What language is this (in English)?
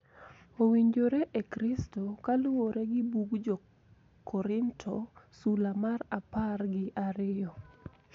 Luo (Kenya and Tanzania)